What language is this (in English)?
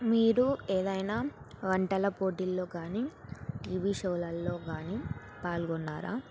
Telugu